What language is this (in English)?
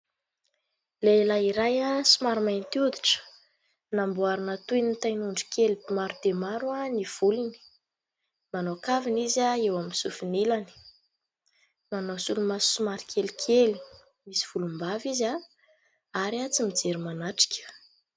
Malagasy